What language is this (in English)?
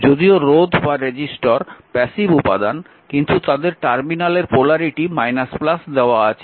Bangla